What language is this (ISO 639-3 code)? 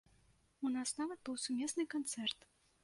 bel